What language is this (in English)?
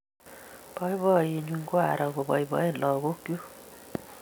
Kalenjin